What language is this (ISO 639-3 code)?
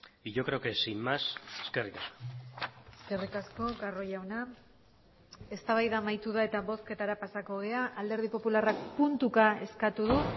eus